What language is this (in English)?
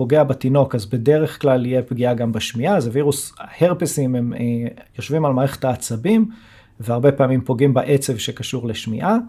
Hebrew